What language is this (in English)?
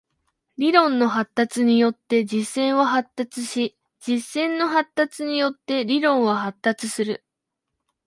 Japanese